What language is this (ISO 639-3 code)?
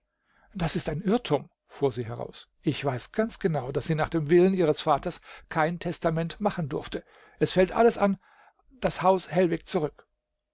deu